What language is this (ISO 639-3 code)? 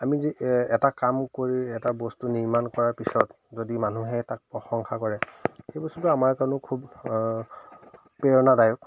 asm